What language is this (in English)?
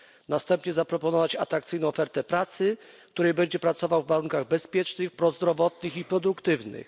Polish